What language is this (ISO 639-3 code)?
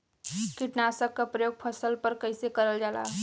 bho